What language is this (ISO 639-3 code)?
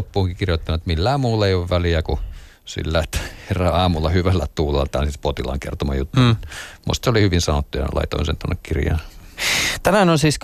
fin